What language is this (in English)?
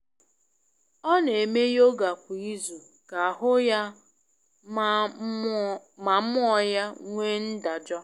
Igbo